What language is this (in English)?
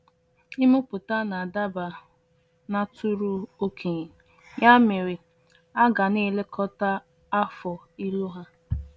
Igbo